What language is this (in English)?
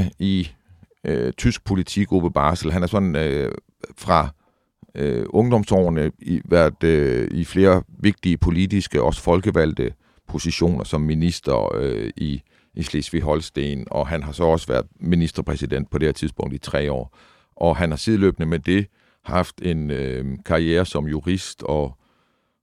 Danish